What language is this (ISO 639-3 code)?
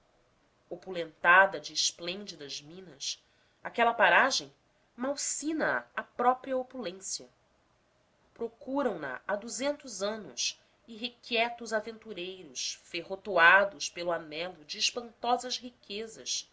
por